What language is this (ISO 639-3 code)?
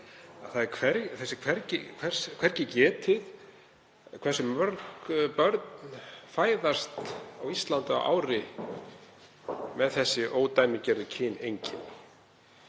isl